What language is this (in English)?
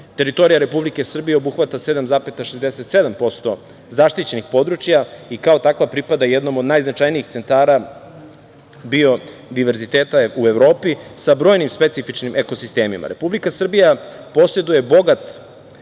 Serbian